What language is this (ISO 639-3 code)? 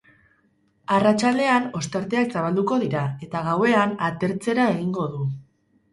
eus